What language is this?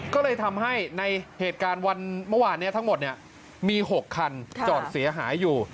Thai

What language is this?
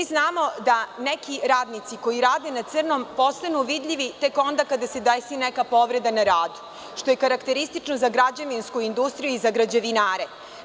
Serbian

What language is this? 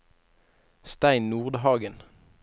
Norwegian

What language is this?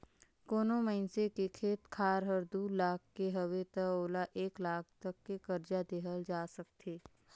Chhattisgarhi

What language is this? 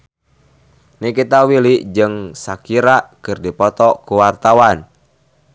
Sundanese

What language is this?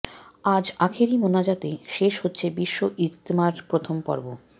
Bangla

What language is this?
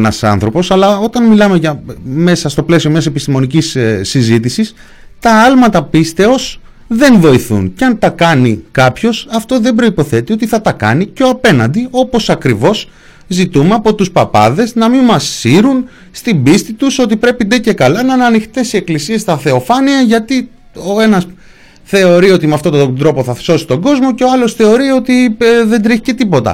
Greek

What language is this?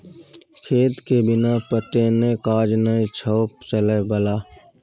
Maithili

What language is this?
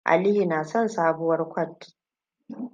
Hausa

